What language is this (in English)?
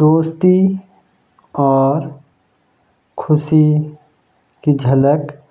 Jaunsari